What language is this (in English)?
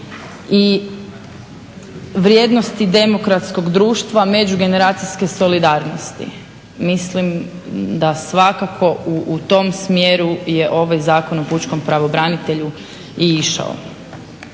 Croatian